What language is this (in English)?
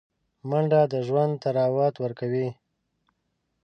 Pashto